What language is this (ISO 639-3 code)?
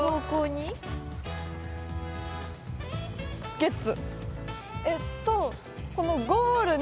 jpn